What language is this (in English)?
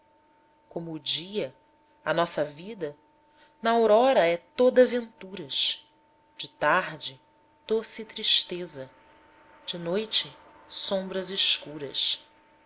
Portuguese